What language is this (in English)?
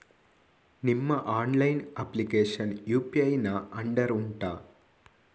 Kannada